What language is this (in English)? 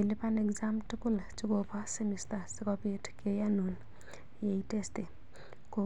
Kalenjin